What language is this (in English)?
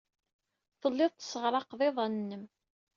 Kabyle